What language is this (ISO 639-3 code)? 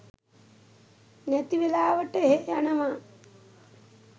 sin